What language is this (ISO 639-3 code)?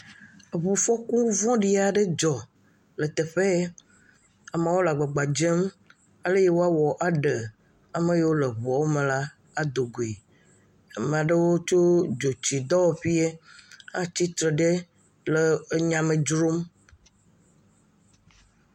ewe